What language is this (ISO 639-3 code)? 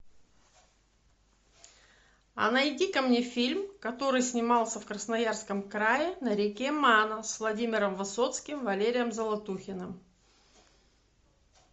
rus